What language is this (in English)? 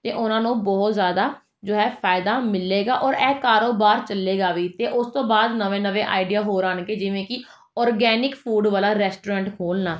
Punjabi